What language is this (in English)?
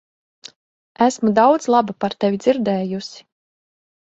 Latvian